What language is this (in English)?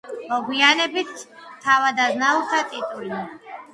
Georgian